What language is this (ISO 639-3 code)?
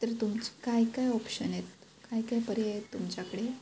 mar